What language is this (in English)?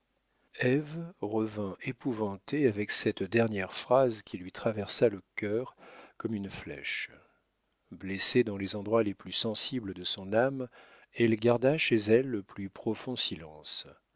French